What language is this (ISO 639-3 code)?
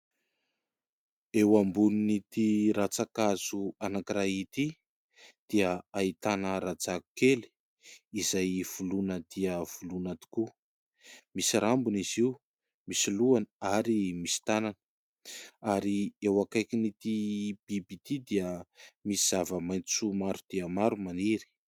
mlg